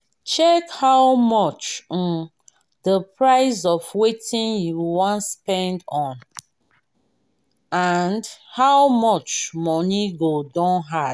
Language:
Nigerian Pidgin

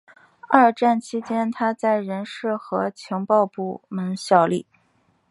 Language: Chinese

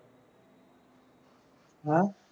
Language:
Punjabi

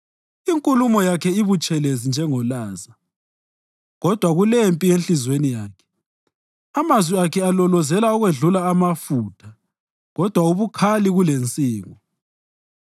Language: North Ndebele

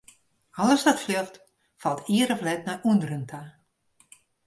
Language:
Western Frisian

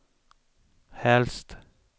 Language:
Swedish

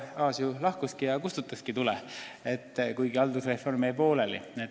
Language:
Estonian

